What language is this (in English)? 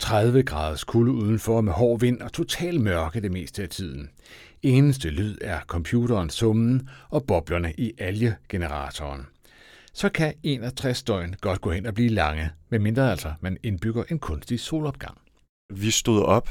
Danish